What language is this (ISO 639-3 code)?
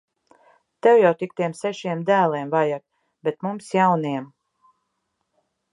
lav